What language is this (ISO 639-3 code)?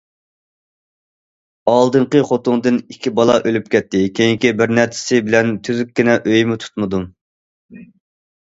uig